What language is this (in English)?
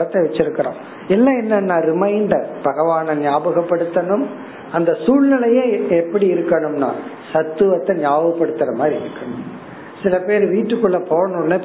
Tamil